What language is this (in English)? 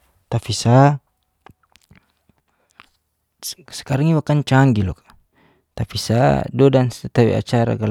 Geser-Gorom